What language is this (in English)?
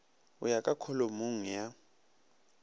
Northern Sotho